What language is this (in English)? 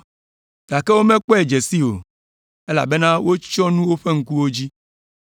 Ewe